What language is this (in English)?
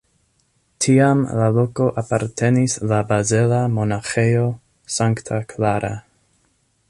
Esperanto